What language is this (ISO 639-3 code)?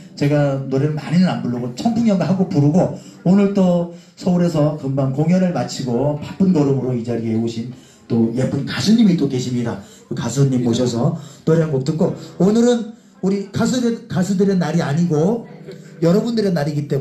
kor